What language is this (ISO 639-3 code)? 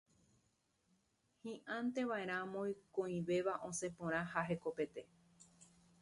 grn